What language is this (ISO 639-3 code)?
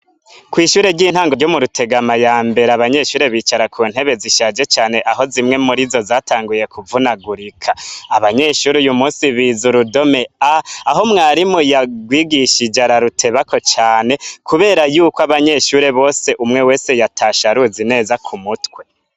run